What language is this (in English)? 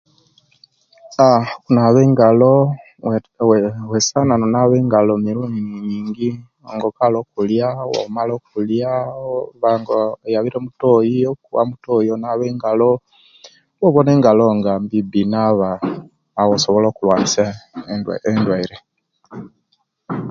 Kenyi